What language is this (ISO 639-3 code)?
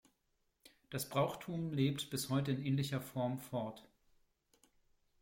deu